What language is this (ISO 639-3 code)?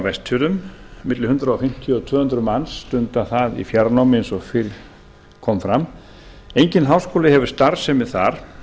isl